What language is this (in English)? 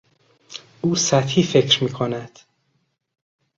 Persian